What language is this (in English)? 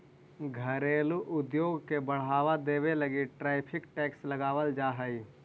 Magahi